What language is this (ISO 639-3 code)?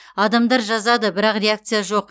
kaz